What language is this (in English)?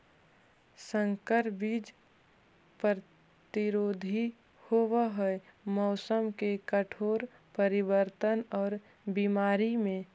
Magahi